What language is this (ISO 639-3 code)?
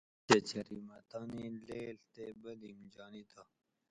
gwc